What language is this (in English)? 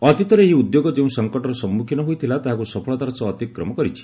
Odia